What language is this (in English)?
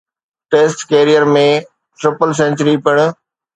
Sindhi